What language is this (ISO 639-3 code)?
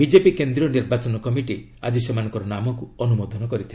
ori